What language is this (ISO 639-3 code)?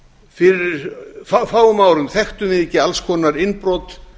isl